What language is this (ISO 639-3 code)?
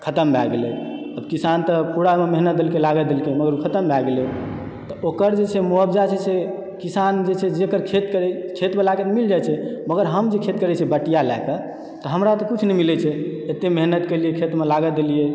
mai